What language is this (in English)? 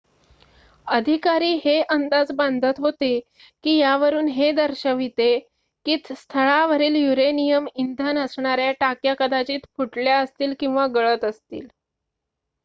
Marathi